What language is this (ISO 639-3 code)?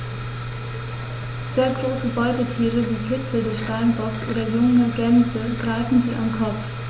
deu